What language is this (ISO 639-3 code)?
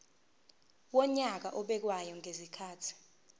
zul